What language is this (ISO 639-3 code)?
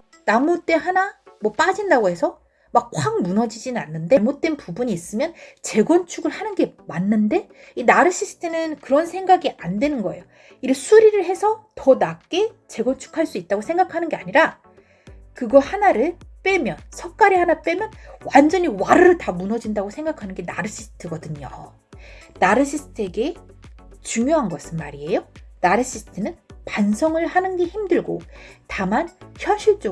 kor